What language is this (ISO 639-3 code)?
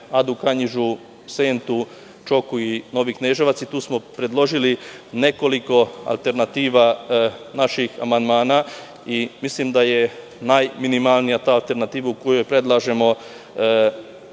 srp